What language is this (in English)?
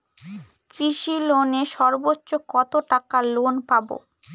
Bangla